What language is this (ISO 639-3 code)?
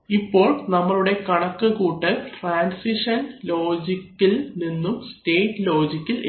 mal